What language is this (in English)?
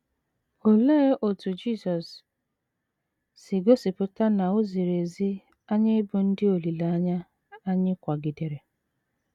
Igbo